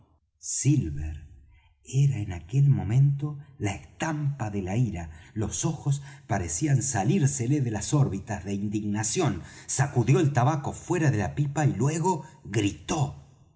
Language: Spanish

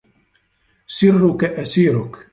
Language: Arabic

